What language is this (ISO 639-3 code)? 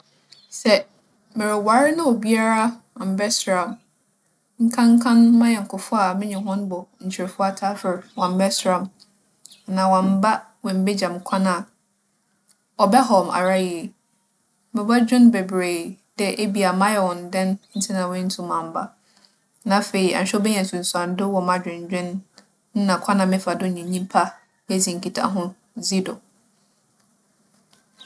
aka